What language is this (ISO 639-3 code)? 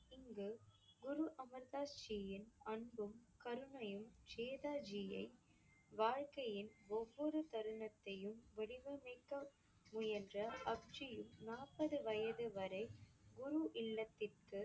tam